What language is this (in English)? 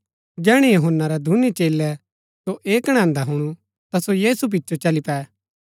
Gaddi